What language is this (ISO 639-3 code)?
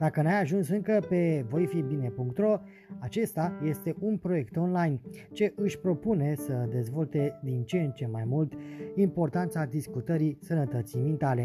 ron